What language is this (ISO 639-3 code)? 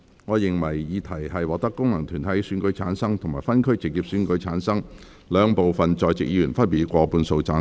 yue